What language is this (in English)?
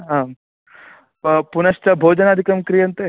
Sanskrit